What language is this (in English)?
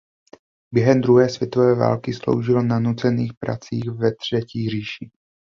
Czech